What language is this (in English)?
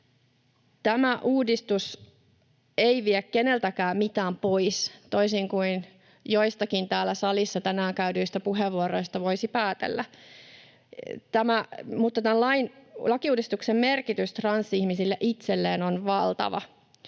Finnish